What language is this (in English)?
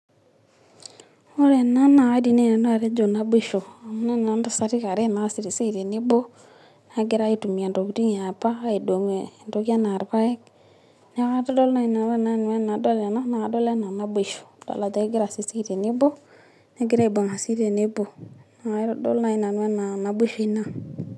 Masai